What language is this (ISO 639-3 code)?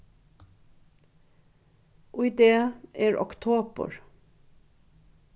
fao